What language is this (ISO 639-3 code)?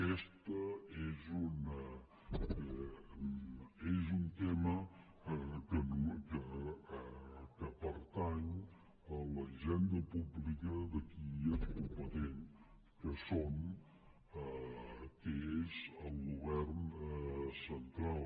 cat